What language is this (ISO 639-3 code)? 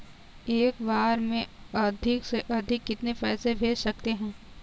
hin